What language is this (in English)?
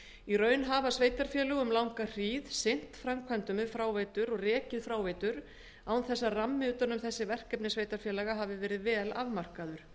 Icelandic